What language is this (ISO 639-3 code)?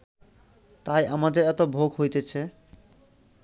ben